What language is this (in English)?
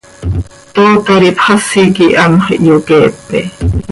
Seri